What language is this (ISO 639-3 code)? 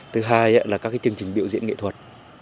vie